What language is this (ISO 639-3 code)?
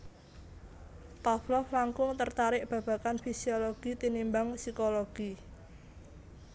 jav